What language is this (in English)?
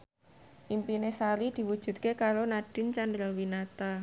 Javanese